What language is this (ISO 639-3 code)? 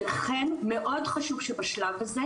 heb